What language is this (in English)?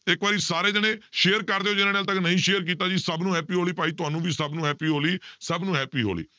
Punjabi